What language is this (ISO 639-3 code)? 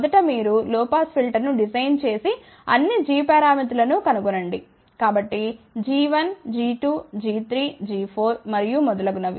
tel